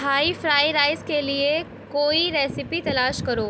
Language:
Urdu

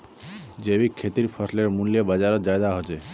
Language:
Magahi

